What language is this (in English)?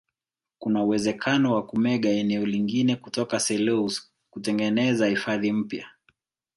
Swahili